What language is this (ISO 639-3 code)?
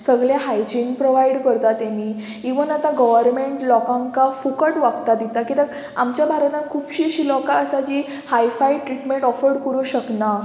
kok